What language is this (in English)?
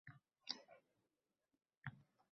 Uzbek